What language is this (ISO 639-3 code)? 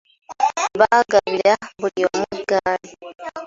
lug